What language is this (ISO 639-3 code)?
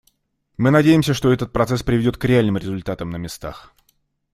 rus